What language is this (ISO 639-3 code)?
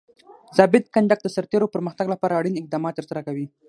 pus